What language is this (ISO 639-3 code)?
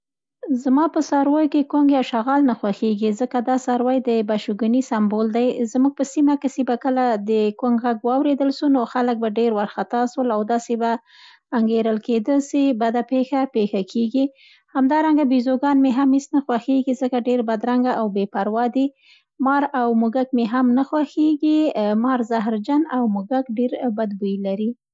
pst